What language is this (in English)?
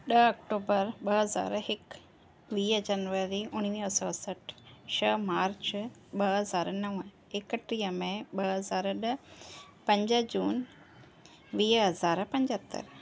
Sindhi